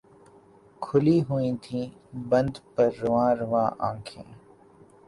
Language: Urdu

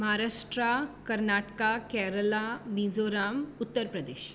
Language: Konkani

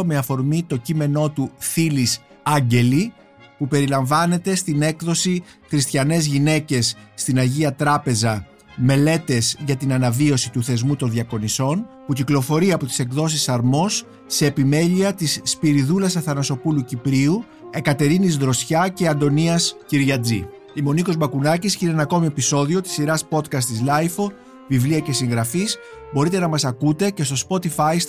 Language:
Greek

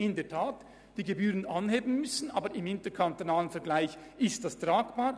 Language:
Swiss German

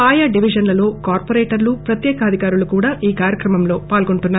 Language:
Telugu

